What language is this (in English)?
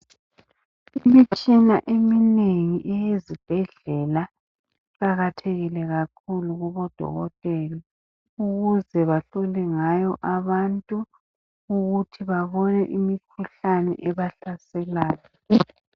North Ndebele